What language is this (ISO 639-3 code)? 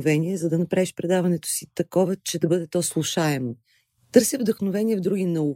bul